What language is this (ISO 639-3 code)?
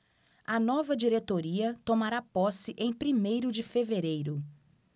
por